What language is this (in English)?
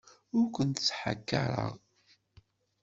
Kabyle